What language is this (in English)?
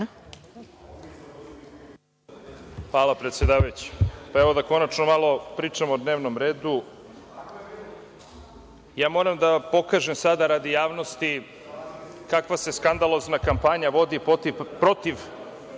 Serbian